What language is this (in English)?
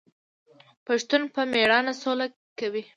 Pashto